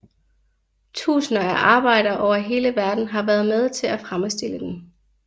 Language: Danish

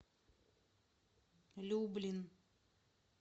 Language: Russian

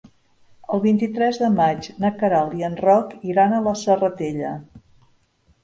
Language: Catalan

